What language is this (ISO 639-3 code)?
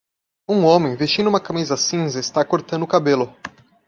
por